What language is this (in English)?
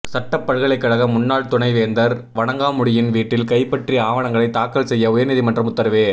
Tamil